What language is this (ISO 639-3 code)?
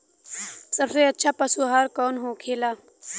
bho